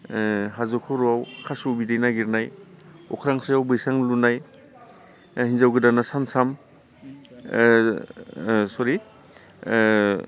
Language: Bodo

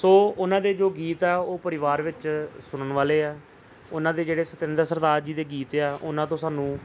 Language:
Punjabi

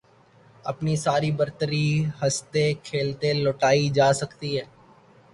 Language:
Urdu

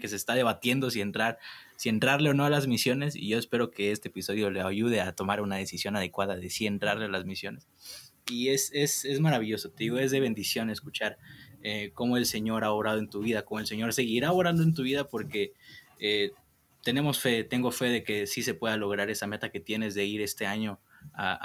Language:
Spanish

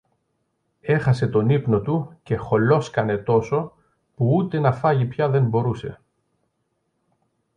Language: Greek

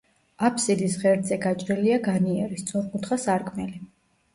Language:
Georgian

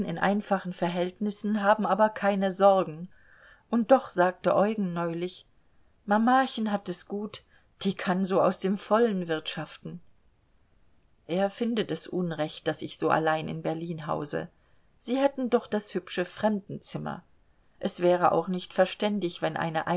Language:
German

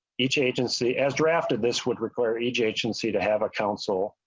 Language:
English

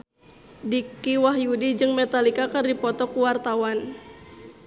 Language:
Sundanese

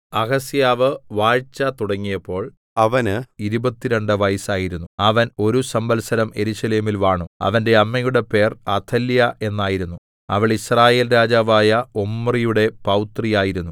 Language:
Malayalam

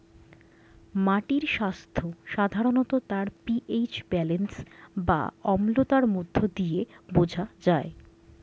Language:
Bangla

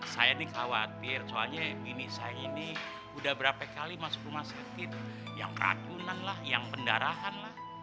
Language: Indonesian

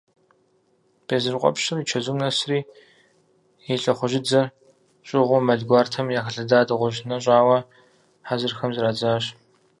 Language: Kabardian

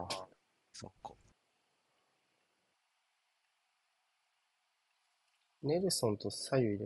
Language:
Japanese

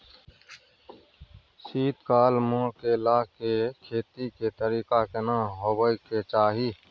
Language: Maithili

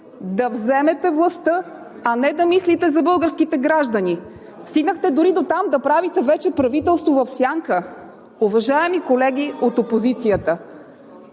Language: Bulgarian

